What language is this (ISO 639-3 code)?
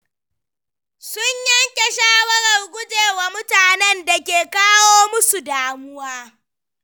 hau